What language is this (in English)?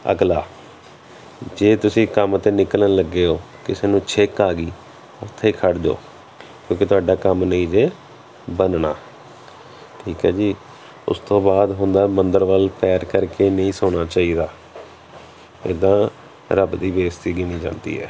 Punjabi